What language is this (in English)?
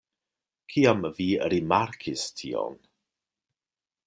Esperanto